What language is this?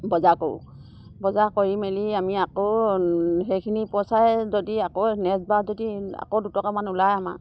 Assamese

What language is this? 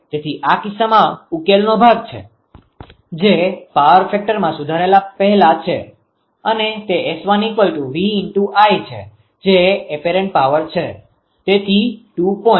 Gujarati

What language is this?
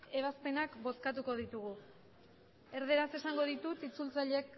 Basque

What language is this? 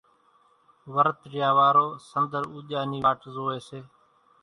Kachi Koli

